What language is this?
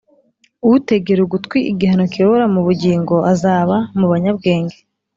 Kinyarwanda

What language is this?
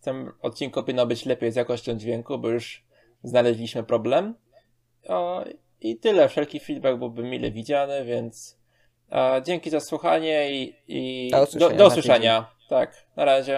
Polish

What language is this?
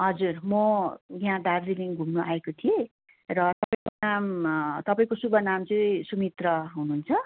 Nepali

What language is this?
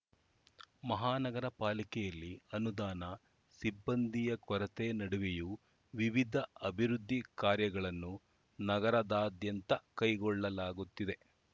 Kannada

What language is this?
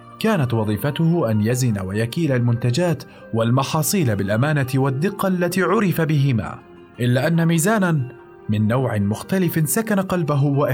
Arabic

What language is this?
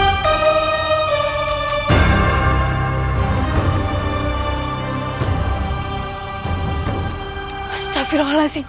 Indonesian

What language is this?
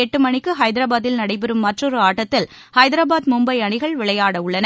Tamil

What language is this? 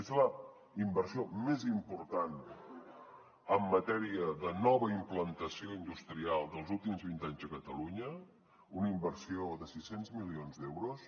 Catalan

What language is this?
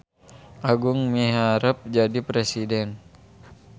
Sundanese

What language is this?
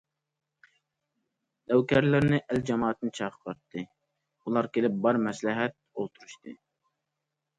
Uyghur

